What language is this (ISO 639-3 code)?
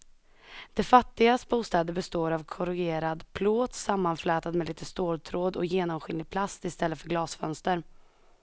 swe